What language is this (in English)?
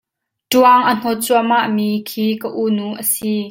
Hakha Chin